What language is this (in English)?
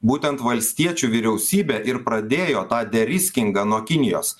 Lithuanian